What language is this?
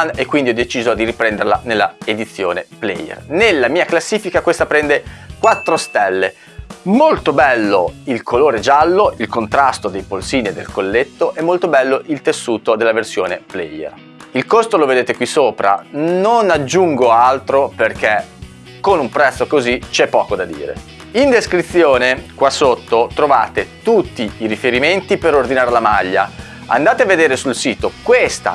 Italian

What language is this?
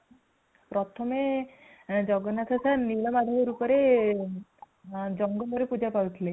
Odia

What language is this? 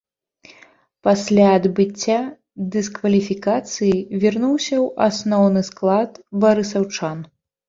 Belarusian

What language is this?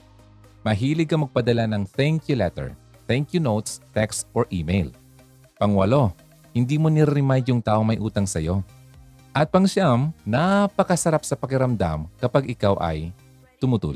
Filipino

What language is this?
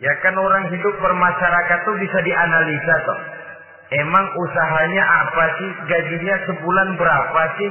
Indonesian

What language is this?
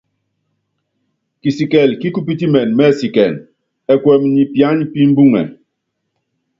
Yangben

